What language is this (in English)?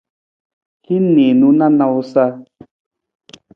Nawdm